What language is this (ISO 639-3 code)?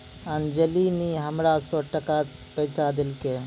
mai